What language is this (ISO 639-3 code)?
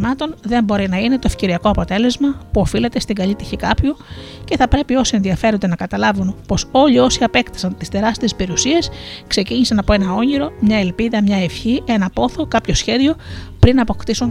ell